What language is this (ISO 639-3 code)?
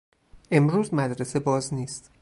fas